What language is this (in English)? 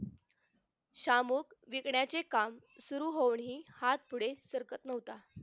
Marathi